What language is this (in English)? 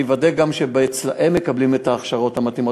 Hebrew